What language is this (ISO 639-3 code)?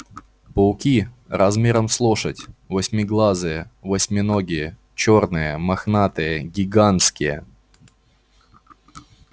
rus